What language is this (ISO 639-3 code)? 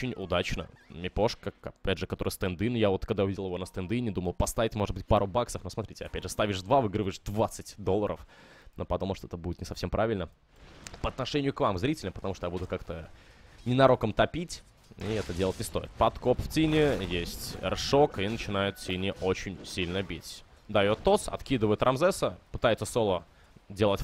rus